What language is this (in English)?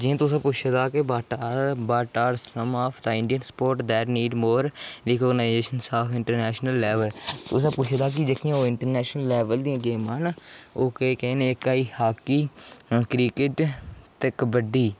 Dogri